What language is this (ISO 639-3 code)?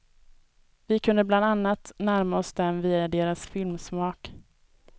swe